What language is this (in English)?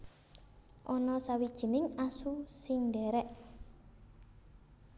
Javanese